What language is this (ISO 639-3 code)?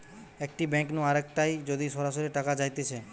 ben